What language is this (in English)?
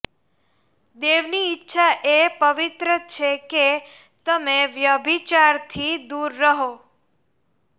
Gujarati